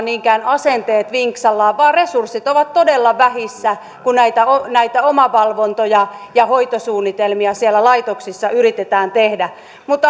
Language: Finnish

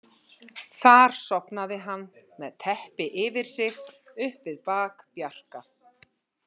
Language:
Icelandic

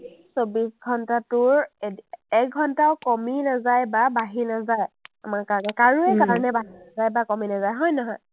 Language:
Assamese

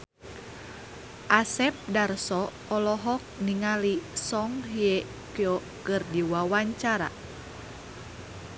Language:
Sundanese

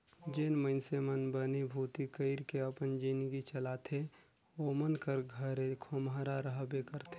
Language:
Chhattisgarhi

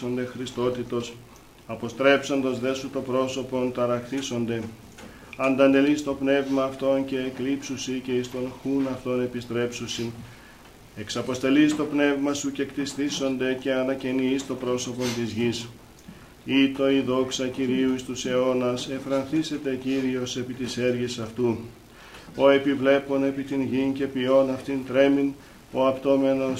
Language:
Greek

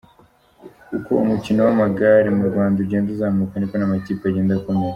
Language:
Kinyarwanda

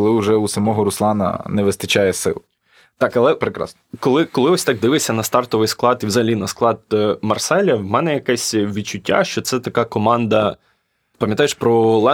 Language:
Ukrainian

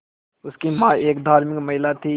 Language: Hindi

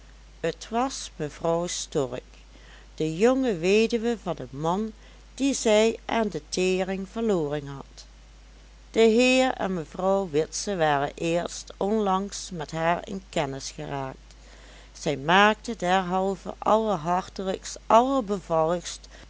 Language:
Dutch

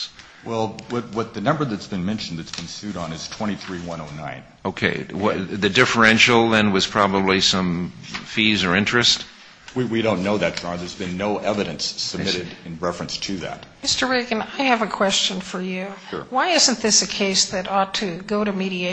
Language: English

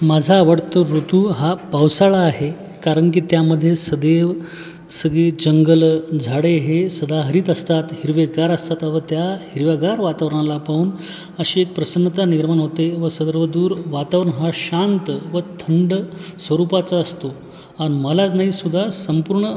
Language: Marathi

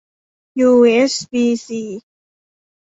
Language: Thai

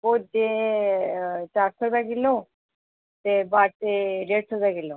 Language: Dogri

